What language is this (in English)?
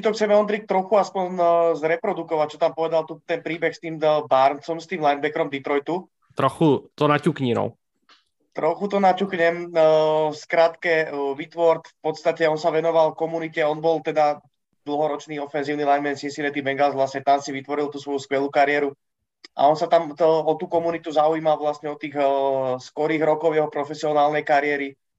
Czech